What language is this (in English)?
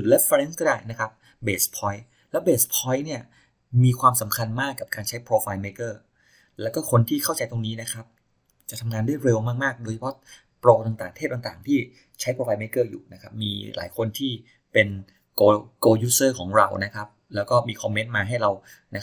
Thai